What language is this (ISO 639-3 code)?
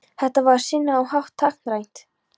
isl